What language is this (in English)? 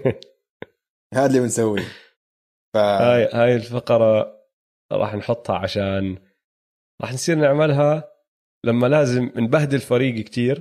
Arabic